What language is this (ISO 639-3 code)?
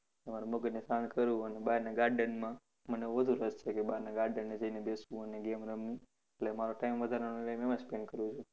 guj